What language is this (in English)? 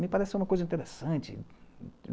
Portuguese